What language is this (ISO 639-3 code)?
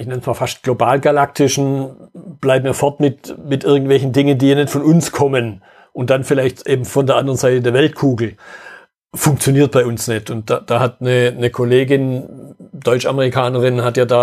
deu